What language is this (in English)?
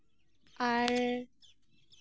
Santali